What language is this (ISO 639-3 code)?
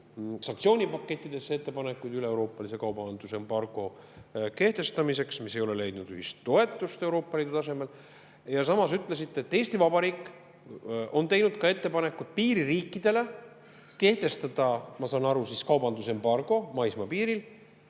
est